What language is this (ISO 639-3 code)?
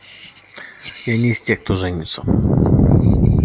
rus